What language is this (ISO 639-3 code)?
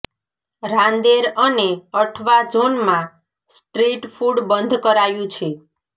guj